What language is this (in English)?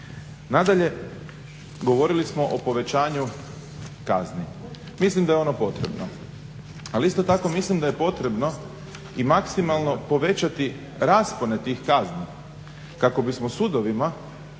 Croatian